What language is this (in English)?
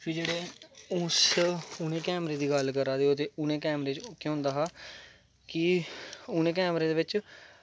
Dogri